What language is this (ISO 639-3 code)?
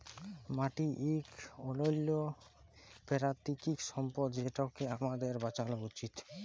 ben